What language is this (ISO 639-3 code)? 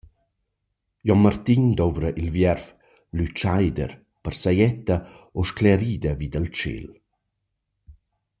roh